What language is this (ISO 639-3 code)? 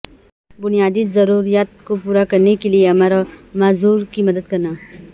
urd